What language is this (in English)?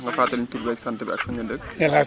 Wolof